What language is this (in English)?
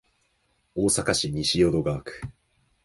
Japanese